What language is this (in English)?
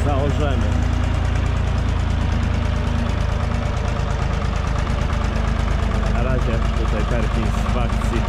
Polish